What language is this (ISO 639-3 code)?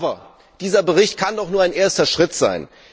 deu